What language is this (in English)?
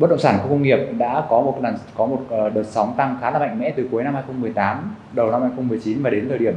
Vietnamese